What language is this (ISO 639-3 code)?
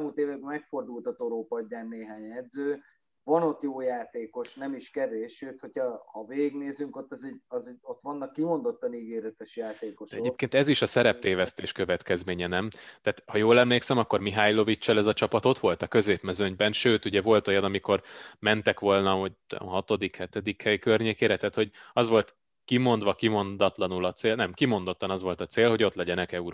hun